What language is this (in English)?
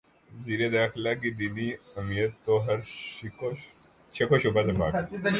Urdu